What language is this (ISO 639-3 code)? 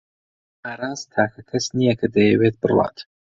ckb